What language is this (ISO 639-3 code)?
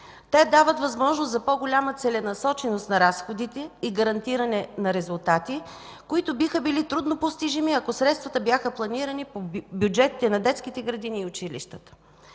bul